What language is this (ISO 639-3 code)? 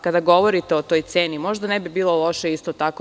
srp